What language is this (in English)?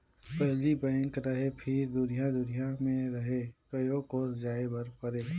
Chhattisgarhi